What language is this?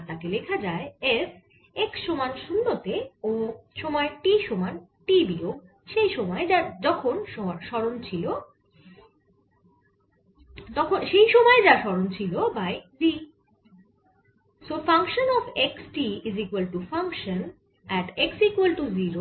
Bangla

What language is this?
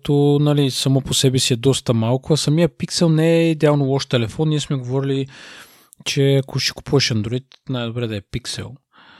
Bulgarian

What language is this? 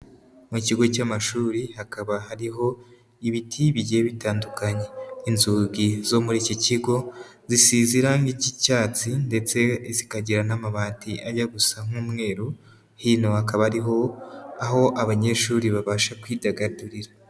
Kinyarwanda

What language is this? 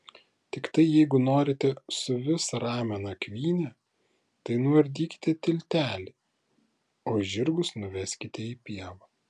Lithuanian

